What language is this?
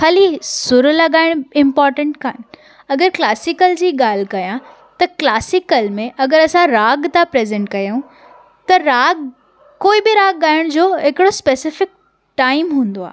Sindhi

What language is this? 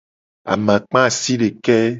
Gen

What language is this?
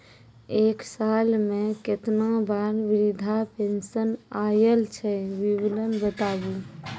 Maithili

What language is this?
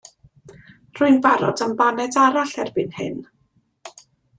Welsh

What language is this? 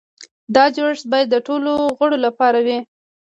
Pashto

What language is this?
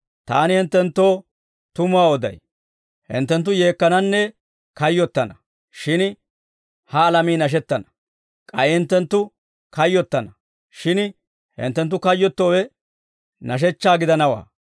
Dawro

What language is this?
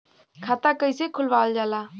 Bhojpuri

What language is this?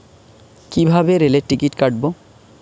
Bangla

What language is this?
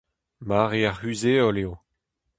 Breton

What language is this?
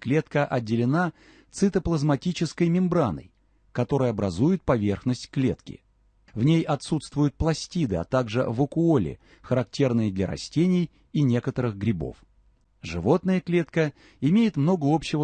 Russian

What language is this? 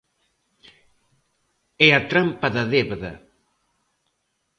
Galician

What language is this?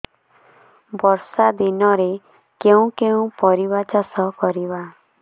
Odia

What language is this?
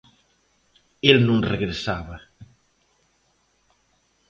Galician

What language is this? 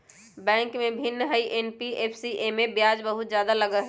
Magahi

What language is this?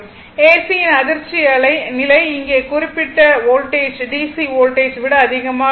Tamil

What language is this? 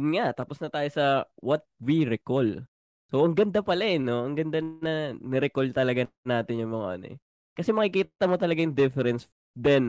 Filipino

